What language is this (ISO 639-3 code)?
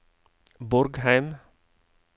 nor